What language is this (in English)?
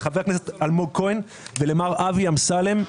Hebrew